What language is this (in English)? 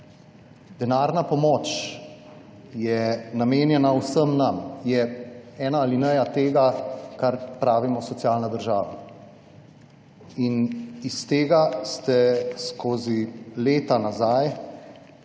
Slovenian